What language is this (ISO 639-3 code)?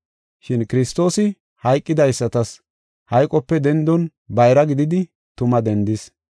gof